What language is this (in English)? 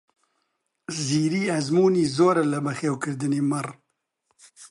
Central Kurdish